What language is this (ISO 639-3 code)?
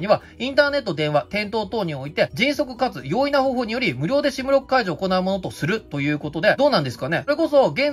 jpn